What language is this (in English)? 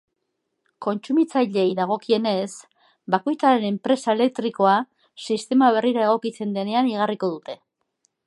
Basque